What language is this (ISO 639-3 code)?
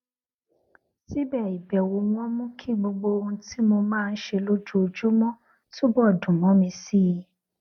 yor